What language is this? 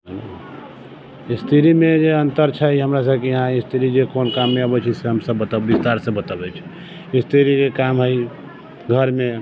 Maithili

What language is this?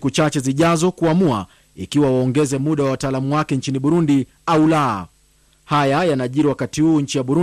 Swahili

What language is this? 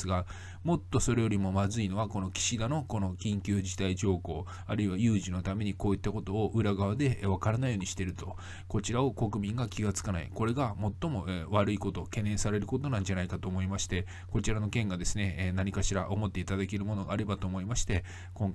Japanese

